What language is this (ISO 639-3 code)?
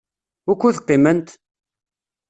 kab